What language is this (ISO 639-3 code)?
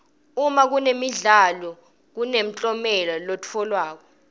ssw